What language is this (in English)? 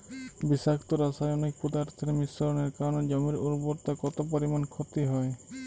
Bangla